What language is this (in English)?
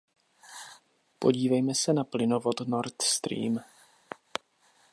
Czech